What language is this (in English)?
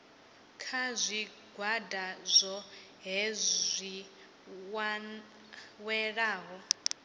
Venda